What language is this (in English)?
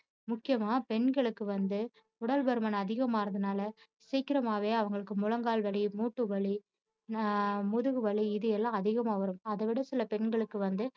Tamil